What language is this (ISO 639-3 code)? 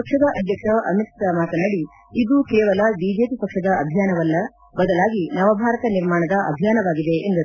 kan